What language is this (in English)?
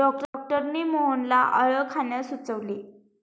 Marathi